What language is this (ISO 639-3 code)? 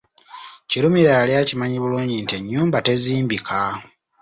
lug